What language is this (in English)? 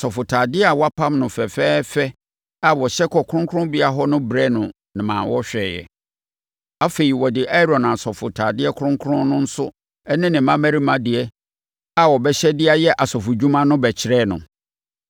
Akan